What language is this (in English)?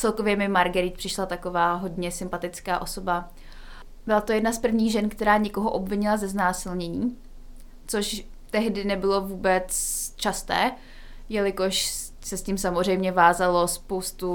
Czech